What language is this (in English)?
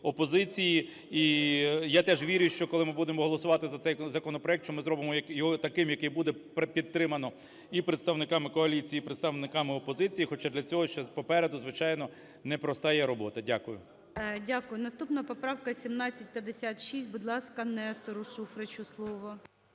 Ukrainian